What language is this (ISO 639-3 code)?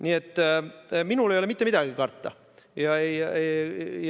est